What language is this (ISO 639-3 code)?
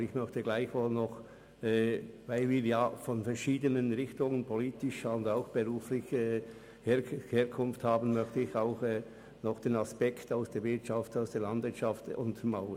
gsw